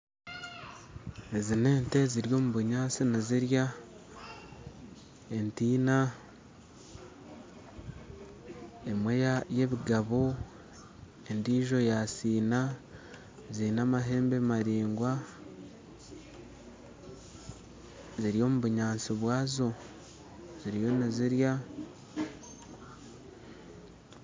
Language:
Nyankole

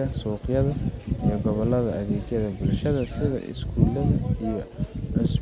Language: Somali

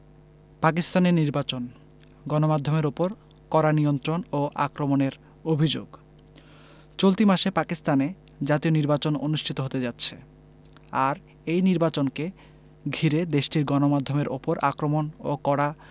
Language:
Bangla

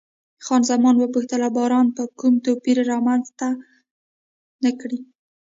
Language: Pashto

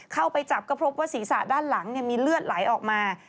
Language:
Thai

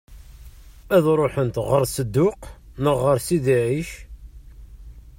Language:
Kabyle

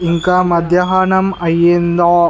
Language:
Telugu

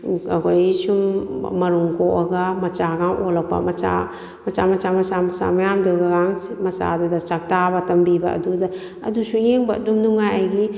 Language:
Manipuri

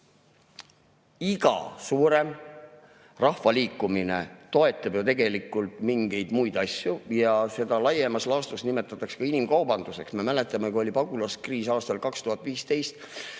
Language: Estonian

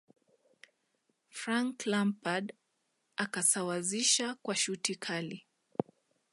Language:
Swahili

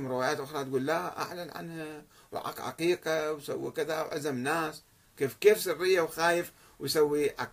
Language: Arabic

